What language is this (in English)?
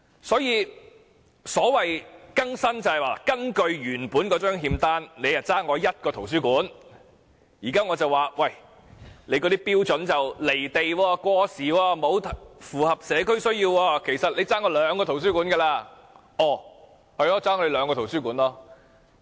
Cantonese